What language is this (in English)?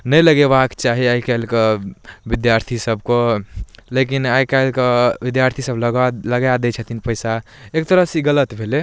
Maithili